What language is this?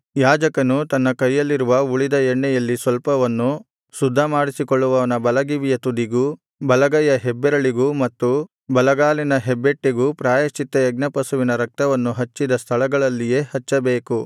Kannada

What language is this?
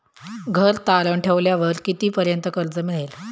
Marathi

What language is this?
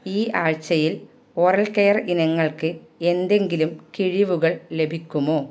Malayalam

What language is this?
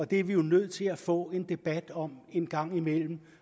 Danish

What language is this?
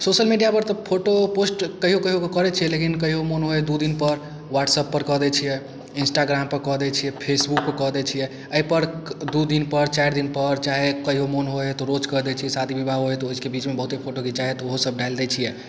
Maithili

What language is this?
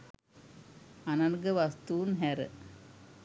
Sinhala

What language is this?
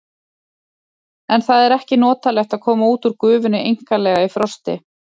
Icelandic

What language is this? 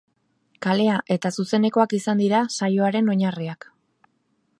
Basque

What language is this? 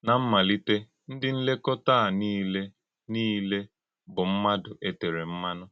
Igbo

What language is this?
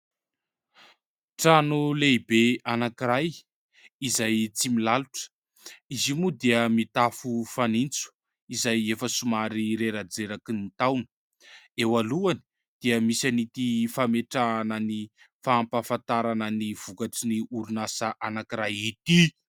Malagasy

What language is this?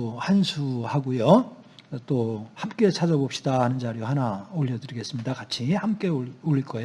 Korean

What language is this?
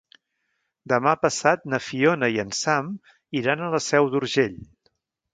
Catalan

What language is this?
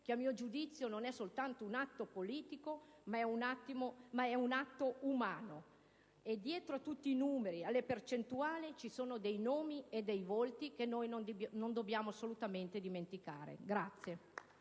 Italian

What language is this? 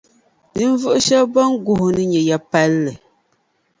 Dagbani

